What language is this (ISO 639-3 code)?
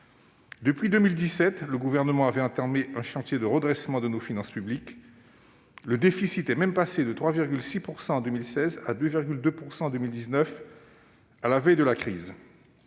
fra